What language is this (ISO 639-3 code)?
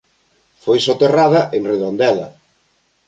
glg